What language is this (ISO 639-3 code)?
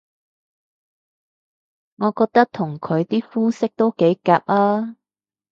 yue